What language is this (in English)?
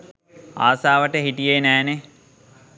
Sinhala